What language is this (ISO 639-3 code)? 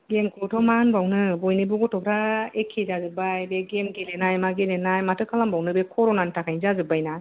brx